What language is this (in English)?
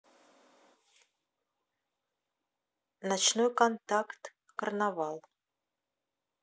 Russian